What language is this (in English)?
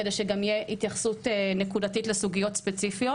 Hebrew